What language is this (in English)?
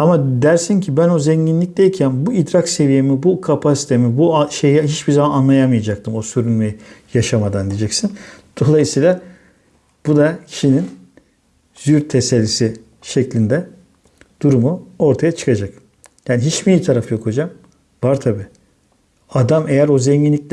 Turkish